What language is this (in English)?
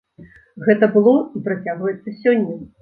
Belarusian